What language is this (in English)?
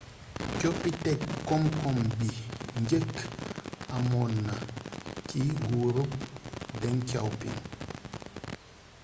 Wolof